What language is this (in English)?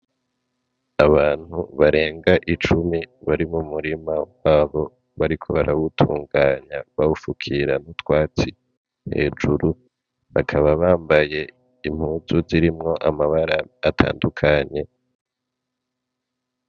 Rundi